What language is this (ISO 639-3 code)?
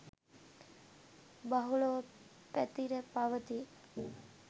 sin